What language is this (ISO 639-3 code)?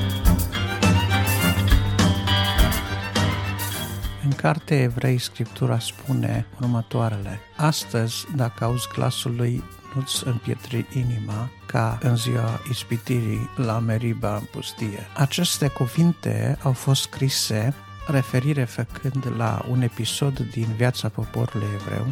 ron